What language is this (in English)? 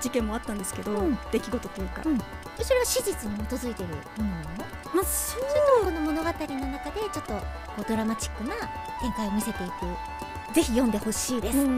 Japanese